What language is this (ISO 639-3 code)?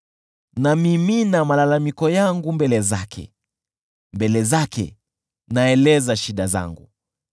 swa